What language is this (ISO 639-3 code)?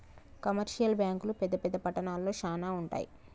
tel